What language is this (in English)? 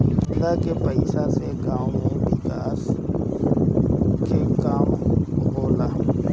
Bhojpuri